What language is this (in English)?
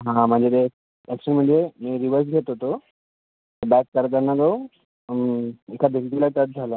Marathi